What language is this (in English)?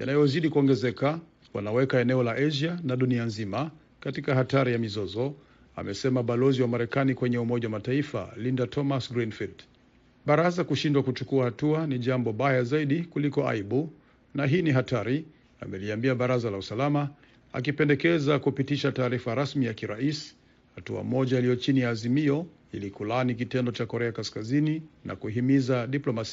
Swahili